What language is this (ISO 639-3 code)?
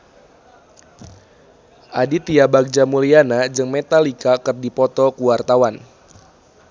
sun